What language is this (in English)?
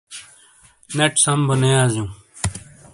Shina